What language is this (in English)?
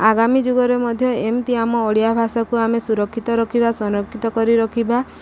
Odia